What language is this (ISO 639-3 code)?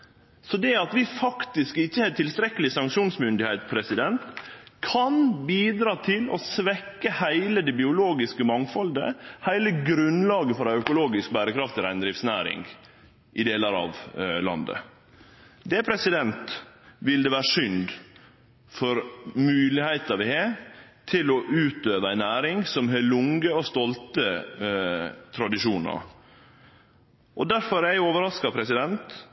nno